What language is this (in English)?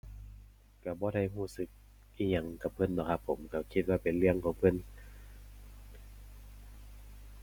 Thai